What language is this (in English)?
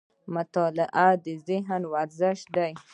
Pashto